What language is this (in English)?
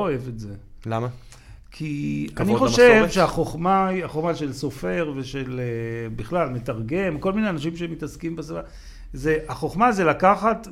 Hebrew